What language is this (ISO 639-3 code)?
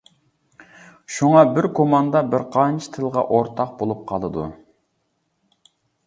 uig